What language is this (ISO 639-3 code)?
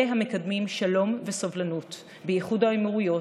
heb